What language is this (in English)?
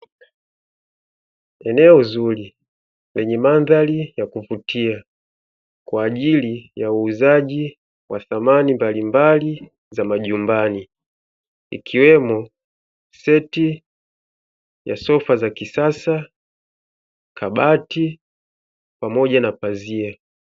Swahili